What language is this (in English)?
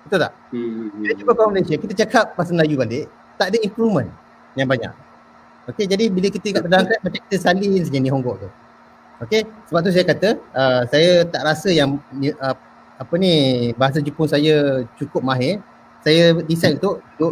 Malay